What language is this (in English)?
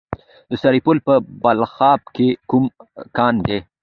Pashto